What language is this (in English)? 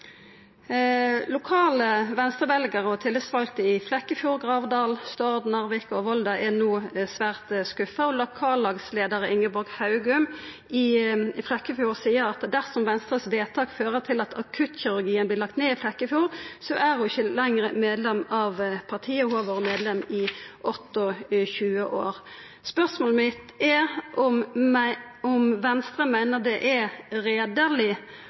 Norwegian Nynorsk